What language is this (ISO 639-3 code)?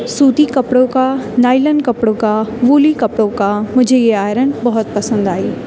urd